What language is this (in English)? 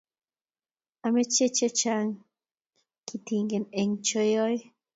Kalenjin